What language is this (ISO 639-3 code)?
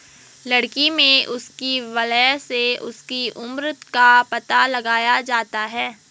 hin